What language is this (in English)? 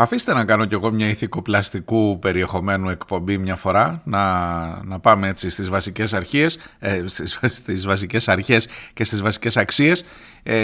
Greek